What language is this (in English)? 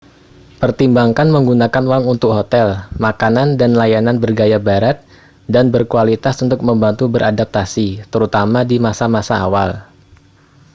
Indonesian